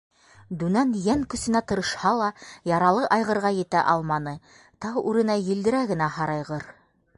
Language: Bashkir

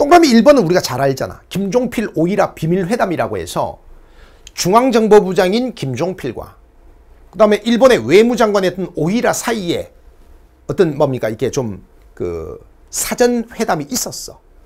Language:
Korean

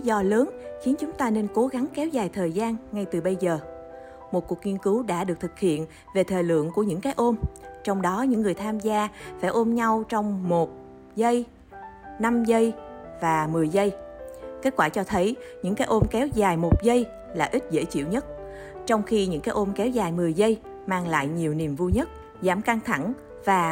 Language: Vietnamese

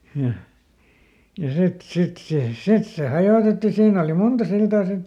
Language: Finnish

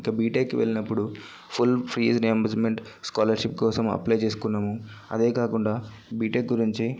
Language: Telugu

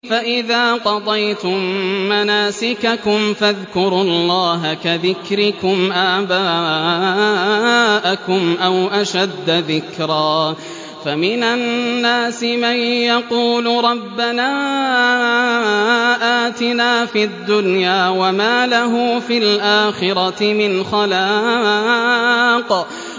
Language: Arabic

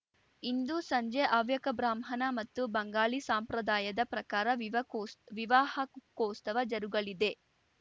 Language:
Kannada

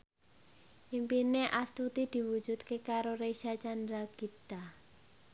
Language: Javanese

